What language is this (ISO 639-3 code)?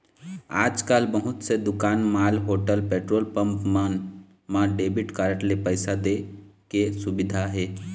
hne